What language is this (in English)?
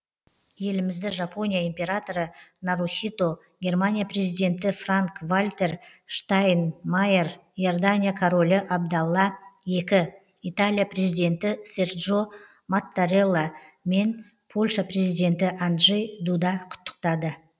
Kazakh